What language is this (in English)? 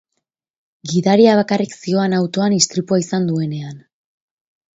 Basque